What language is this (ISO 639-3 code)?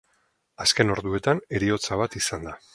eus